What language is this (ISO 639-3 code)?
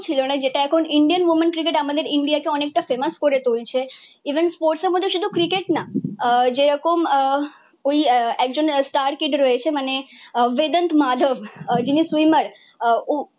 ben